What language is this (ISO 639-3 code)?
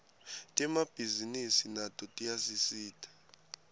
ssw